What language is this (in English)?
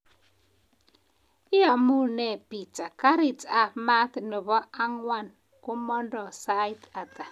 Kalenjin